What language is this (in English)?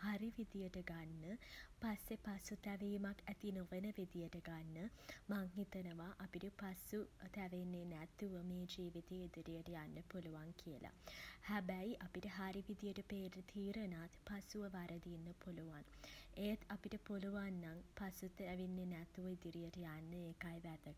Sinhala